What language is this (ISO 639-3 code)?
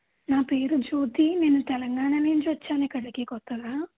tel